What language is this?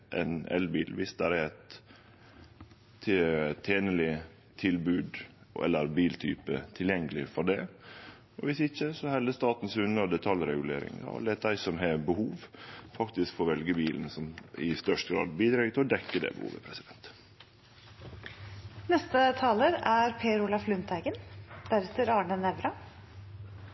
Norwegian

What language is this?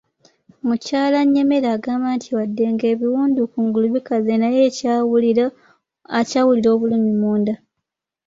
Ganda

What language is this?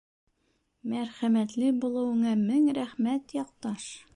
Bashkir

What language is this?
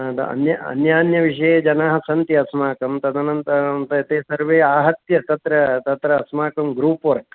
Sanskrit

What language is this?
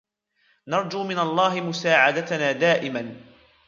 Arabic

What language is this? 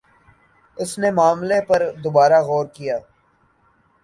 Urdu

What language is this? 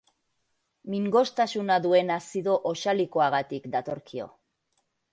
Basque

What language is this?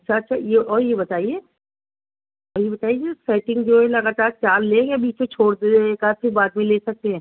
Urdu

